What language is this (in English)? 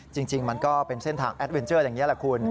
Thai